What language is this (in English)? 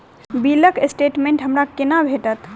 Maithili